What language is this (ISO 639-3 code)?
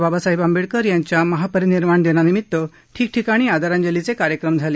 mar